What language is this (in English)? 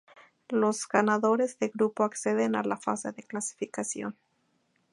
Spanish